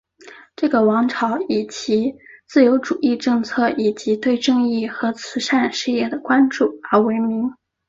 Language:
Chinese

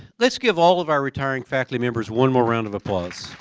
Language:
English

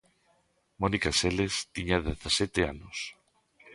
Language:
Galician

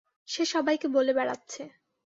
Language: Bangla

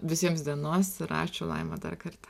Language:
Lithuanian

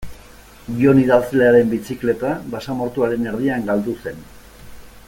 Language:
Basque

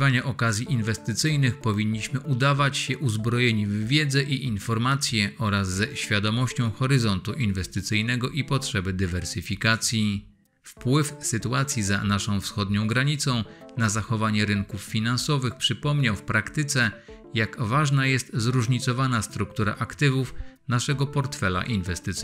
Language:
Polish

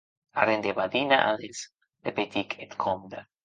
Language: Occitan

